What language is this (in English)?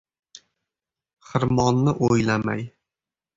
Uzbek